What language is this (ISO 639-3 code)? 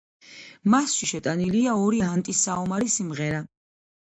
kat